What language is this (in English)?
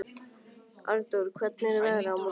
Icelandic